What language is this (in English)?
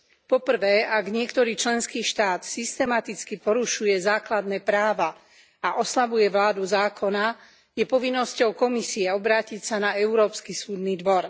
Slovak